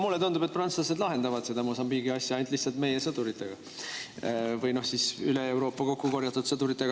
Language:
Estonian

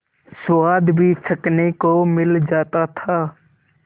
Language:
Hindi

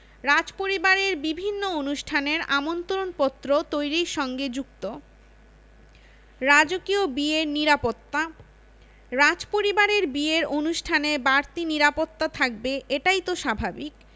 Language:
Bangla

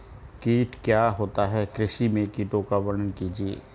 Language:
Hindi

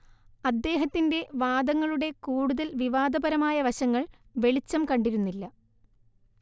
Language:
Malayalam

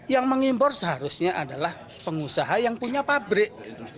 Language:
Indonesian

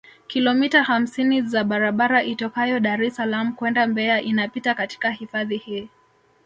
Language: Swahili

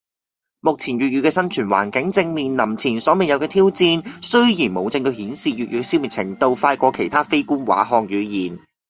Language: Cantonese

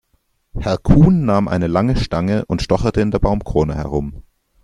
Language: German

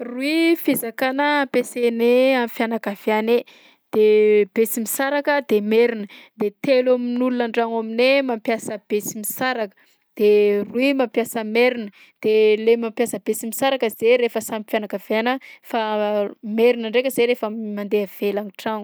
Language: Southern Betsimisaraka Malagasy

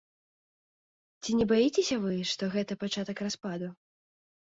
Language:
Belarusian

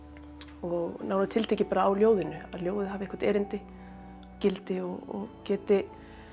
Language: Icelandic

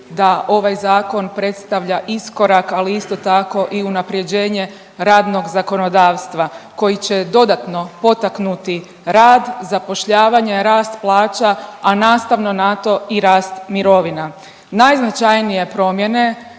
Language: Croatian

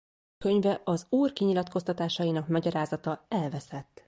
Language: Hungarian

